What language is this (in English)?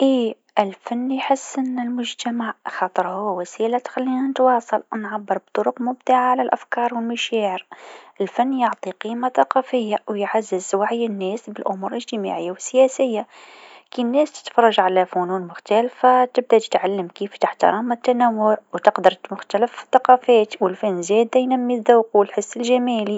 Tunisian Arabic